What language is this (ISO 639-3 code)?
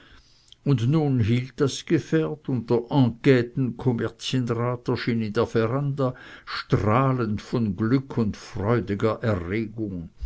deu